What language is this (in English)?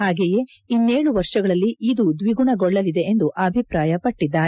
Kannada